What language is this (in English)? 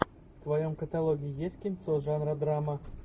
Russian